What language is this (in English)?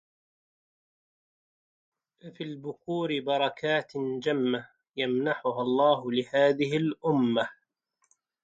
Arabic